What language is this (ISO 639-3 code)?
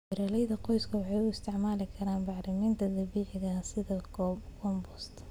som